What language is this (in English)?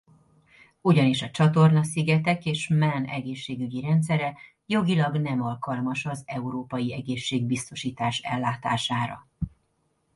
Hungarian